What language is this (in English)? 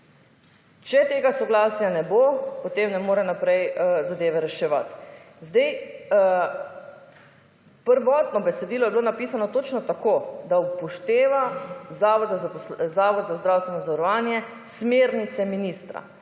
Slovenian